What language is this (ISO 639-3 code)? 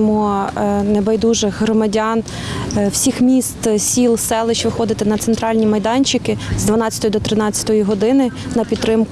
ukr